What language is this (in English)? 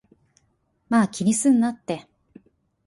Japanese